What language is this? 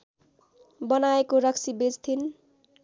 Nepali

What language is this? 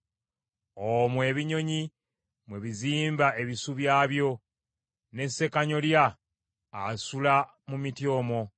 Ganda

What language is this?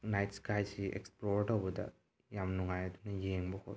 Manipuri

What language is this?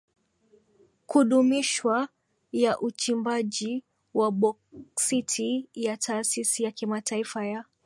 Swahili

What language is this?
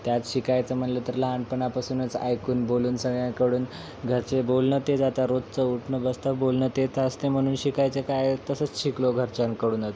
Marathi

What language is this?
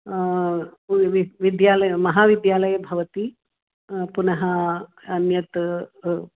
Sanskrit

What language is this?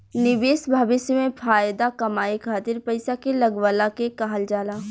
Bhojpuri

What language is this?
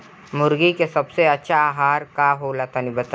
Bhojpuri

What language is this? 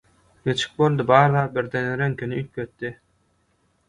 Turkmen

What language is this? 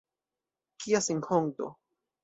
Esperanto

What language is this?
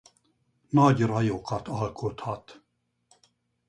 Hungarian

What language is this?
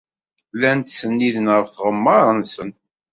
Kabyle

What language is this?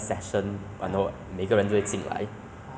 English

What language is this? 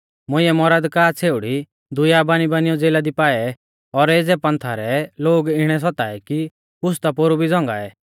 Mahasu Pahari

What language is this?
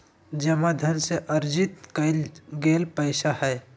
Magahi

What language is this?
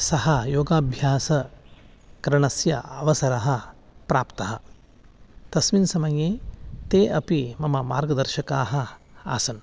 Sanskrit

